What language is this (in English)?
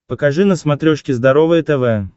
Russian